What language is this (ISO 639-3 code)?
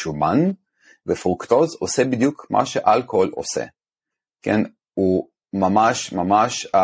heb